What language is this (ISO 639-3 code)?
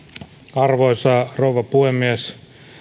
fin